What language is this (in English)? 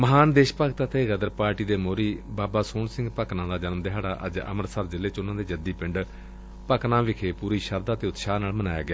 Punjabi